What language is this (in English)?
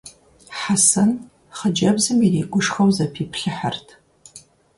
Kabardian